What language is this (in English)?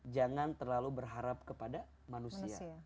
Indonesian